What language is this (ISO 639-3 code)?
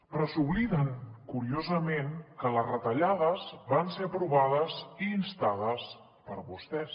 cat